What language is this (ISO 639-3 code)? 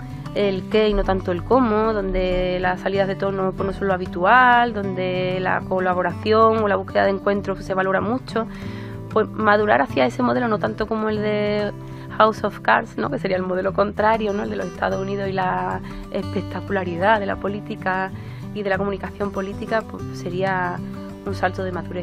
spa